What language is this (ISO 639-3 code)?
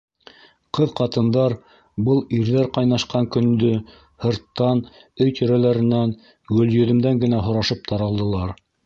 bak